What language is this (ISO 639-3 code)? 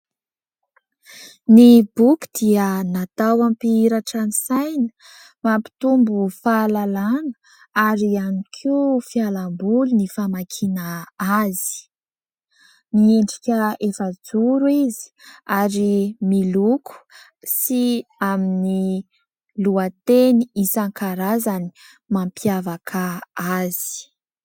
mlg